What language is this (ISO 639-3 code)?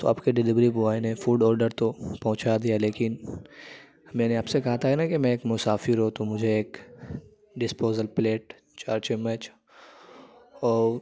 urd